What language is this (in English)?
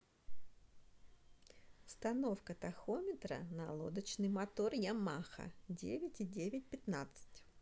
Russian